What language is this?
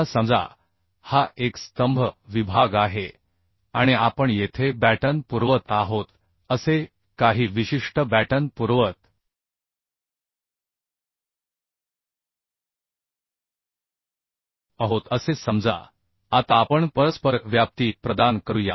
Marathi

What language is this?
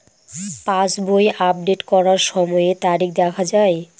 Bangla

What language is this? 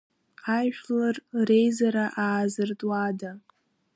Abkhazian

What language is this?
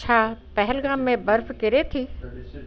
Sindhi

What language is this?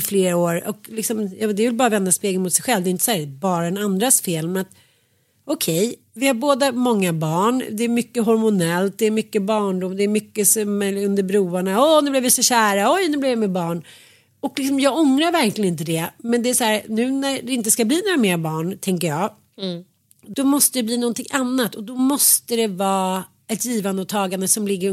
Swedish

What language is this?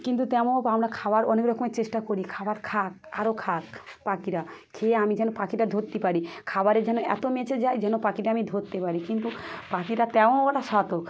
Bangla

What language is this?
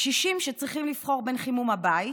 Hebrew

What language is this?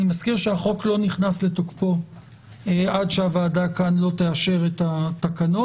Hebrew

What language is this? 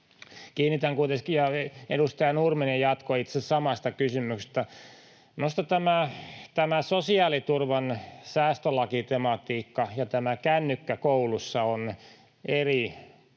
Finnish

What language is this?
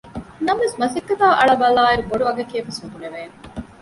Divehi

